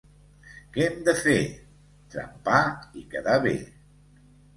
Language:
Catalan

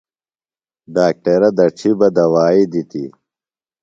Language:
Phalura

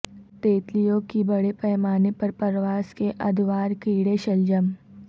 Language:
Urdu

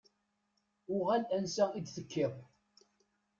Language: Kabyle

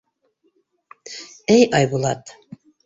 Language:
Bashkir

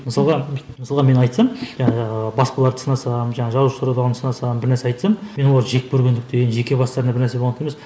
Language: Kazakh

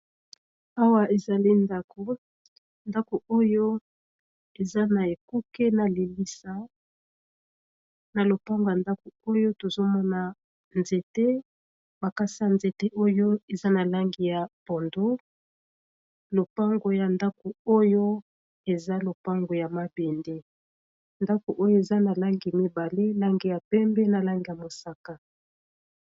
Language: Lingala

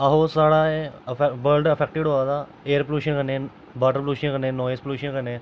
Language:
Dogri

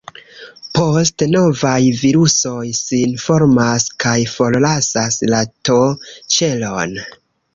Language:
Esperanto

